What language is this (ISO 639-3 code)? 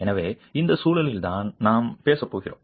tam